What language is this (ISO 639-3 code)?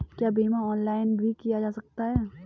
hin